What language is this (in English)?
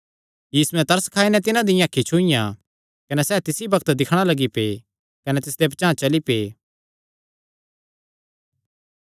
Kangri